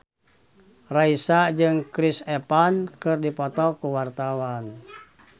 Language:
Sundanese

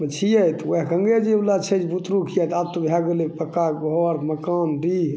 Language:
Maithili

